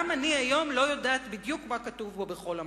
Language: Hebrew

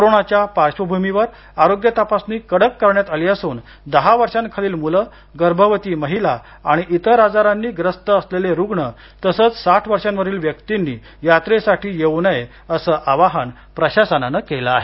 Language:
Marathi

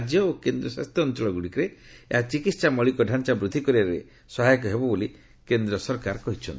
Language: Odia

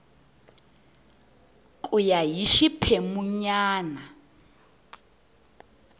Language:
Tsonga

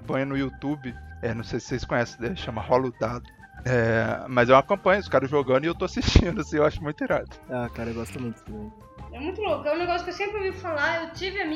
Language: Portuguese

